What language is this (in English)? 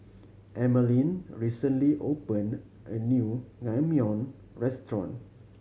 English